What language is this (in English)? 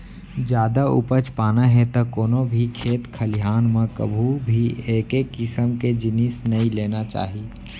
Chhattisgarhi